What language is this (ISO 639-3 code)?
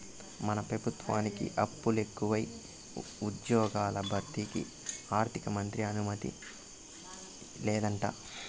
tel